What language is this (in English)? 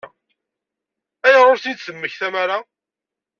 Kabyle